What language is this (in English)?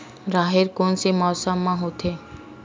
Chhattisgarhi